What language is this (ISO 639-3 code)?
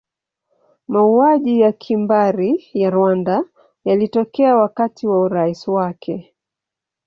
swa